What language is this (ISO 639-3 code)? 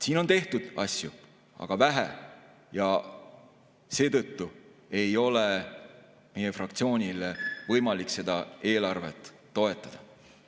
est